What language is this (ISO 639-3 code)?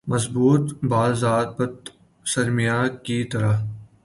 urd